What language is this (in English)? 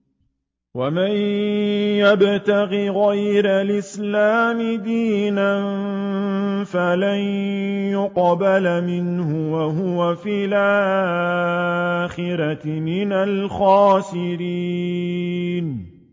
Arabic